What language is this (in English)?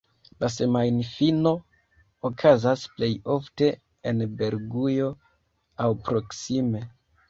Esperanto